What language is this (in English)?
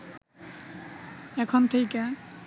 Bangla